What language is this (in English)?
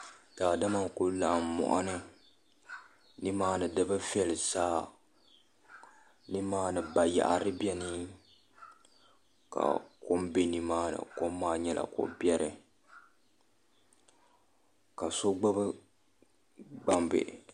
Dagbani